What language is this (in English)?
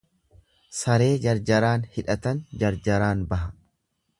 Oromo